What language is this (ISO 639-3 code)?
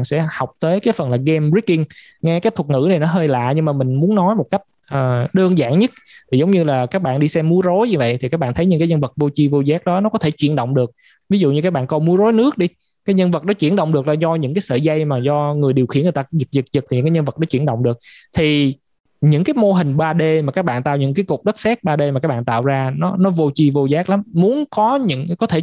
vie